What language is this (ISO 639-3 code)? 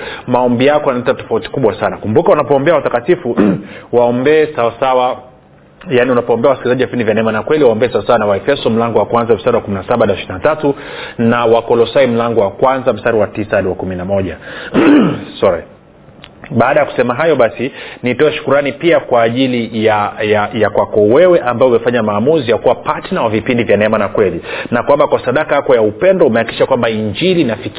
swa